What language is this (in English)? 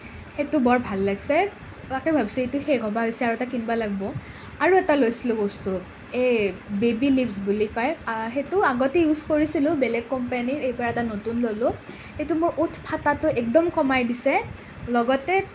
Assamese